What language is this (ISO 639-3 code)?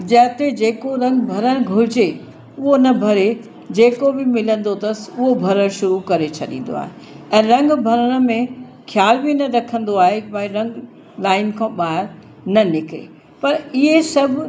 snd